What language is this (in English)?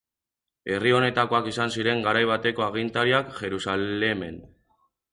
Basque